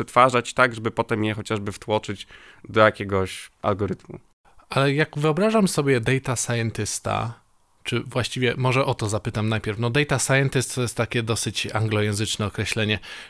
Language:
Polish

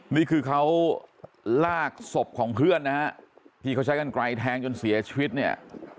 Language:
Thai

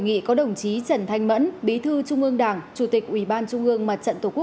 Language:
Vietnamese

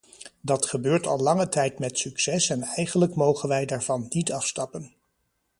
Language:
Dutch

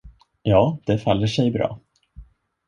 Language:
Swedish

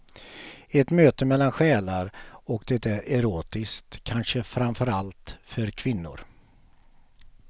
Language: Swedish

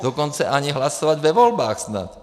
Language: Czech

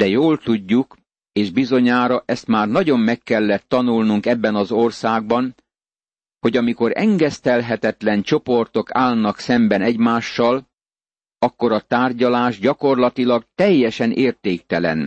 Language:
Hungarian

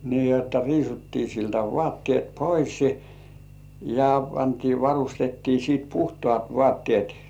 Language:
Finnish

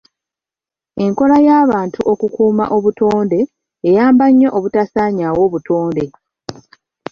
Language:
Ganda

